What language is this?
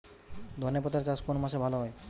Bangla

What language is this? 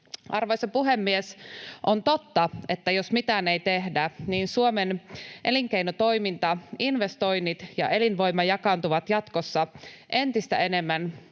Finnish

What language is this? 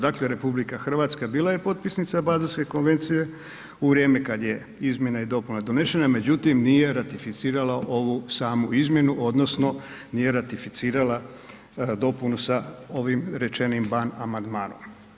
Croatian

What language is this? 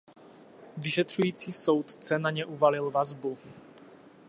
Czech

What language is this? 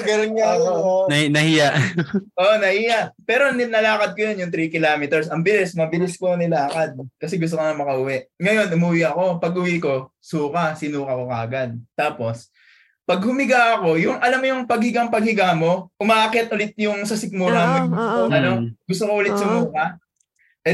Filipino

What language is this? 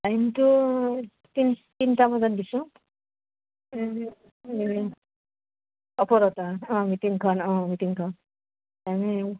Assamese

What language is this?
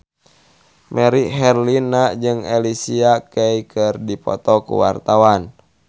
Sundanese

